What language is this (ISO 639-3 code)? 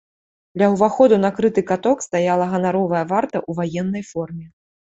bel